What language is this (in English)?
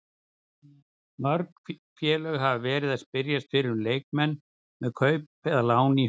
Icelandic